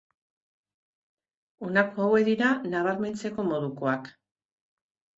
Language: Basque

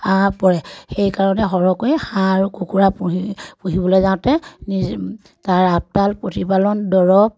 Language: Assamese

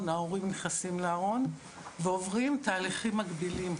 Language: Hebrew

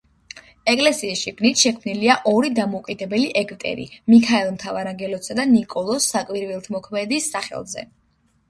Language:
Georgian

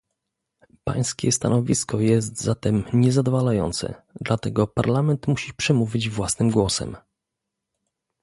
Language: Polish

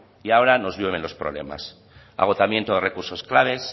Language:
Spanish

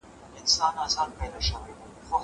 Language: Pashto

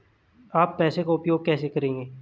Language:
Hindi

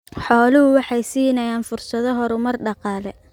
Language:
Somali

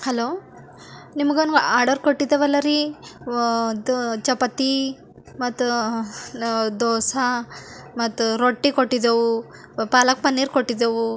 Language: Kannada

